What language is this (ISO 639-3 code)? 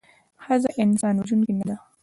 pus